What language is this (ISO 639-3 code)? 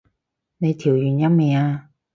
yue